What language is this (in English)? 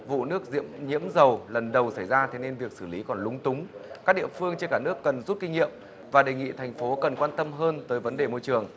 Vietnamese